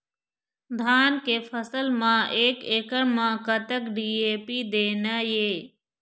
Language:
Chhattisgarhi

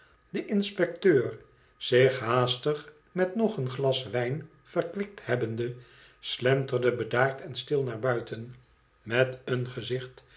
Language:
Dutch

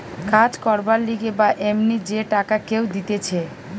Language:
Bangla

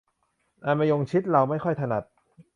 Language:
Thai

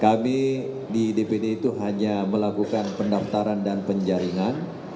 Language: Indonesian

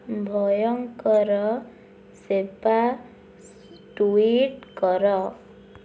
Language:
Odia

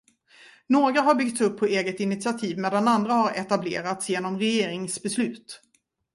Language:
Swedish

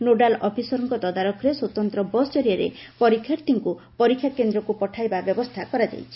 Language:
Odia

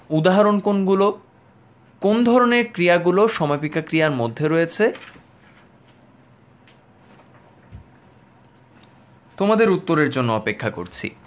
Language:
Bangla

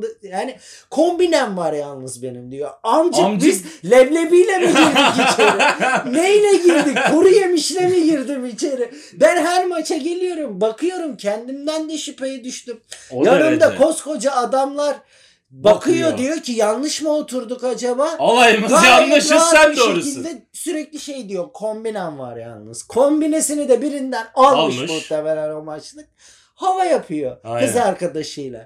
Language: Turkish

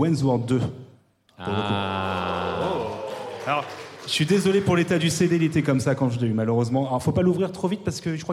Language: French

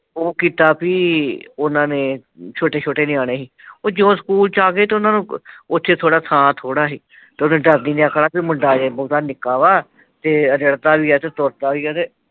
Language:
Punjabi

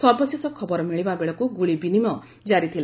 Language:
Odia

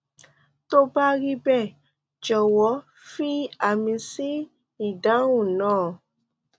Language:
Yoruba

